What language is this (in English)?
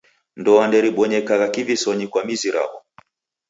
Taita